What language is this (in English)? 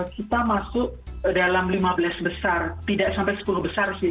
Indonesian